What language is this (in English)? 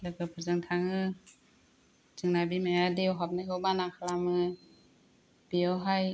Bodo